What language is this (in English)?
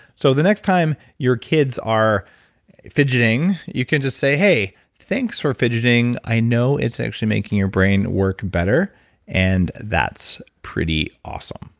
English